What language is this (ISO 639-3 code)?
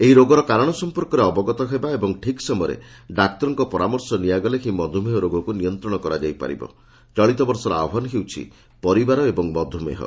ori